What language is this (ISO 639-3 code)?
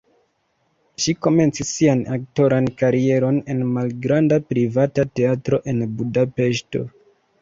epo